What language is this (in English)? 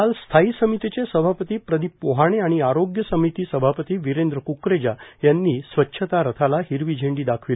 Marathi